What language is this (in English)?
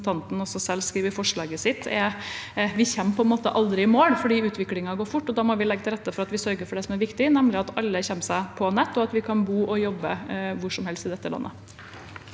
Norwegian